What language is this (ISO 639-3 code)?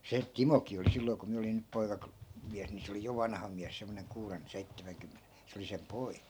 fin